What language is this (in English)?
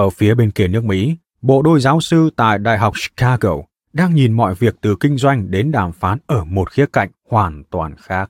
Vietnamese